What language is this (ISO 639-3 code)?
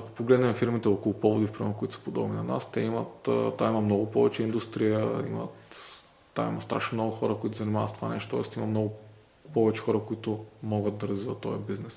bul